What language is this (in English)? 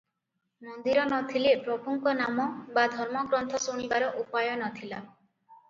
Odia